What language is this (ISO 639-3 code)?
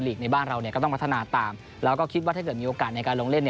tha